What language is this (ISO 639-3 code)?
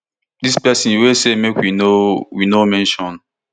pcm